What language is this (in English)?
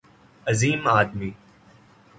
Urdu